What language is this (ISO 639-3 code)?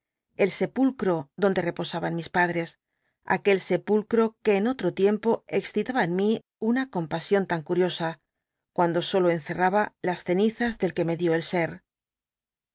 spa